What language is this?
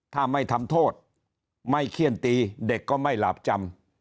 Thai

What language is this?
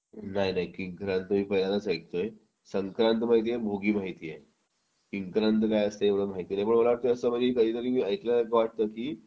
Marathi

